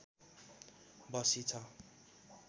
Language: Nepali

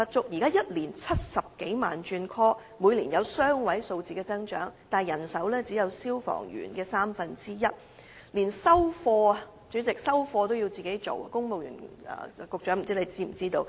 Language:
Cantonese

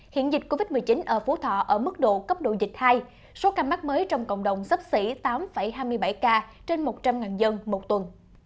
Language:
Vietnamese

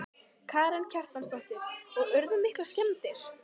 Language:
Icelandic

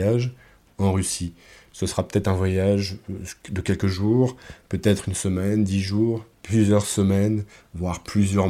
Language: French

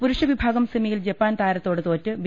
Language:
Malayalam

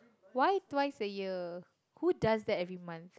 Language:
English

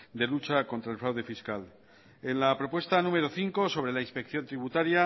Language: Spanish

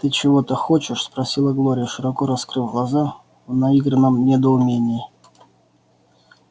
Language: Russian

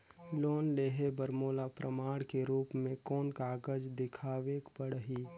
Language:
Chhattisgarhi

